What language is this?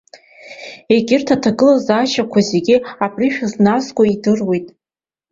Abkhazian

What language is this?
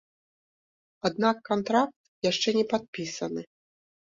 Belarusian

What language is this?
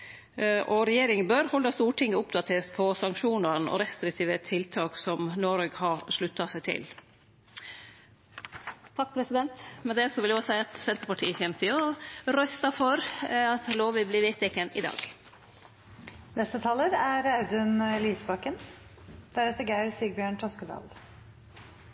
Norwegian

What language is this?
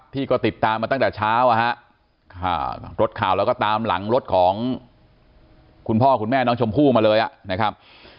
Thai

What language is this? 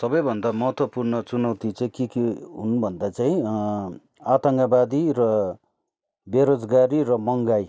Nepali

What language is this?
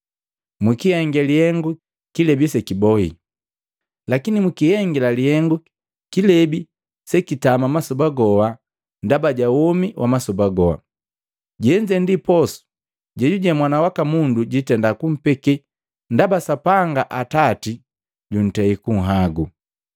Matengo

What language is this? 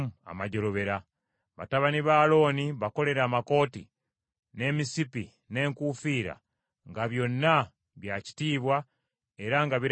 Ganda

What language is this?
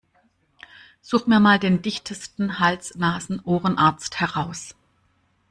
German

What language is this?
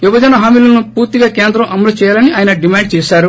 Telugu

